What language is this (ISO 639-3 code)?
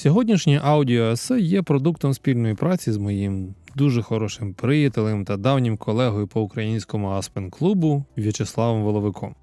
ukr